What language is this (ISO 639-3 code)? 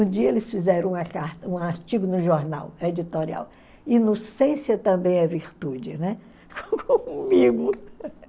por